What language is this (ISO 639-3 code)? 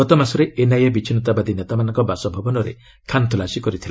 ori